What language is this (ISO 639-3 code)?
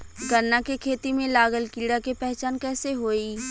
bho